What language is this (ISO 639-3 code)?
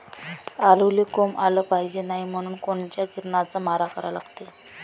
mar